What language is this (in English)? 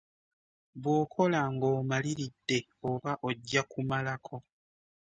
Ganda